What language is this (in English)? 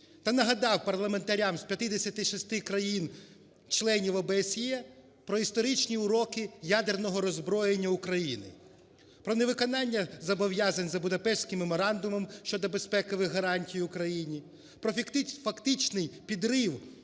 Ukrainian